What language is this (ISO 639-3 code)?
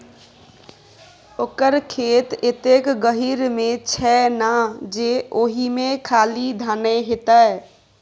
mai